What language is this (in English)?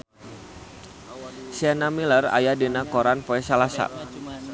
Sundanese